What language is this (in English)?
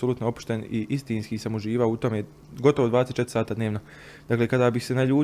Croatian